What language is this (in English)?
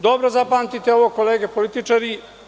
Serbian